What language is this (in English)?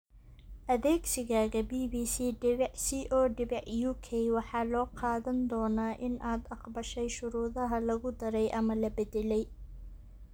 Somali